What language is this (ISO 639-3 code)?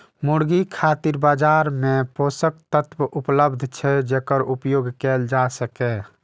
mai